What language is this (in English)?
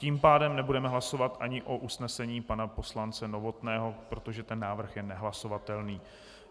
Czech